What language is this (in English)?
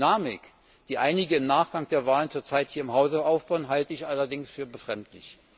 German